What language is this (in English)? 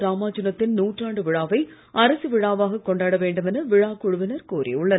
Tamil